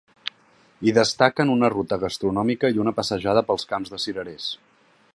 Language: Catalan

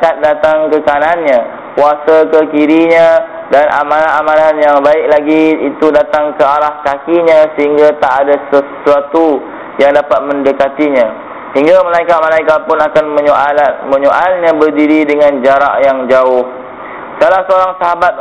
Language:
Malay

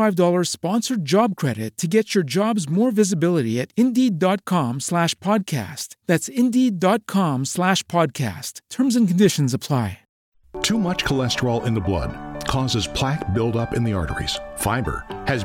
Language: English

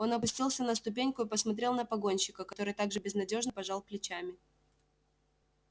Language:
Russian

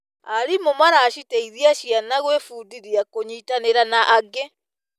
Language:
Kikuyu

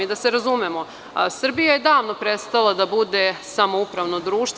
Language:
Serbian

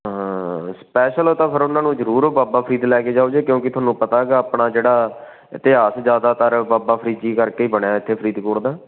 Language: Punjabi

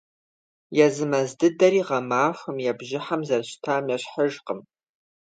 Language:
Kabardian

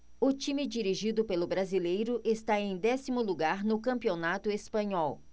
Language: Portuguese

